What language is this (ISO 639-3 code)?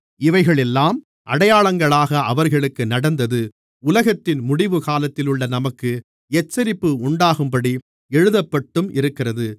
tam